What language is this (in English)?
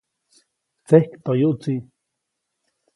Copainalá Zoque